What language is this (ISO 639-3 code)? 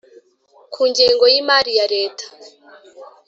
kin